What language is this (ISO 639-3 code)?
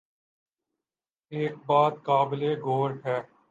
urd